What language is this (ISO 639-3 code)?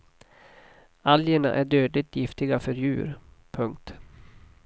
swe